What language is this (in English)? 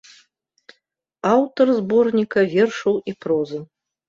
Belarusian